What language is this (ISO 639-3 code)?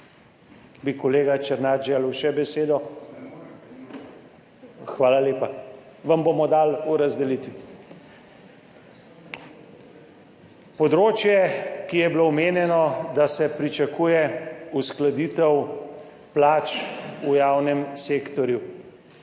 slv